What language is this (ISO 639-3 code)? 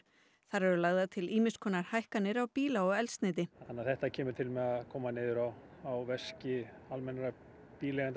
isl